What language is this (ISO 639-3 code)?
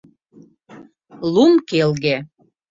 chm